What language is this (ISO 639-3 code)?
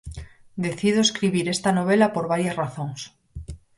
glg